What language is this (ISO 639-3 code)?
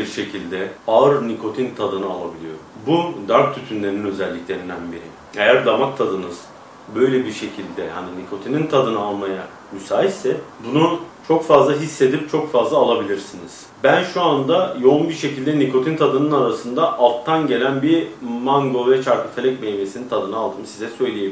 tur